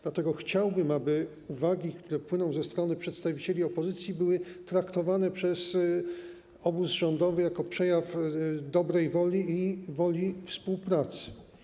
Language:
Polish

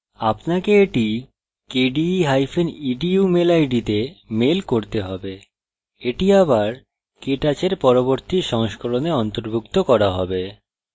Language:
Bangla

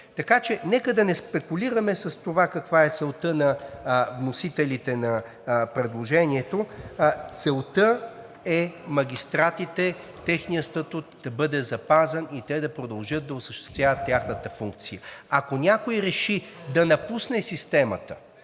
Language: Bulgarian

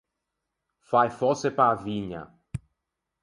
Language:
Ligurian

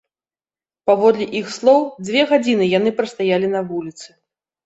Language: Belarusian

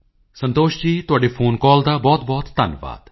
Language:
Punjabi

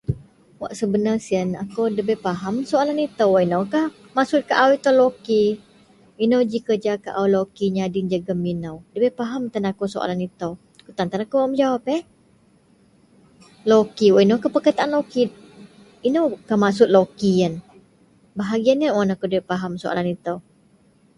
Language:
Central Melanau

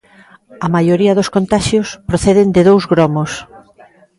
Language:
Galician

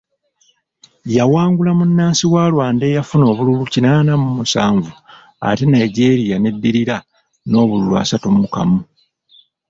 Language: Ganda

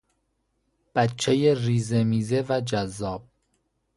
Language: Persian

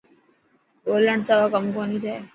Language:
Dhatki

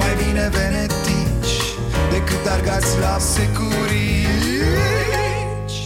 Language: Romanian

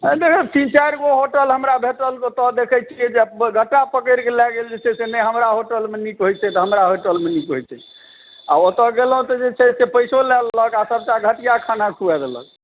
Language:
Maithili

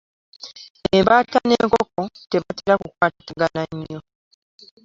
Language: Ganda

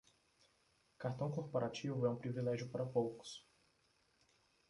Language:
Portuguese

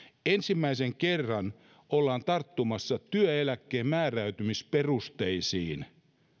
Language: Finnish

